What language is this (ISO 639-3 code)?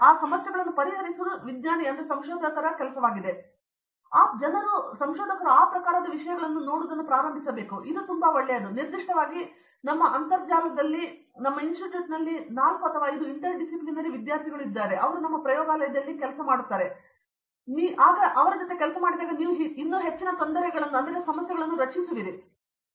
kan